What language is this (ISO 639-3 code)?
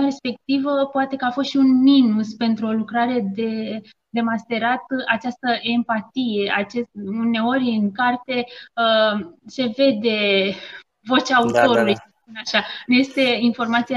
ron